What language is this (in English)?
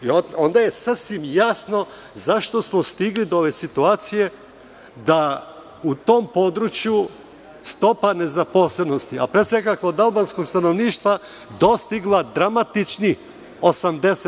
Serbian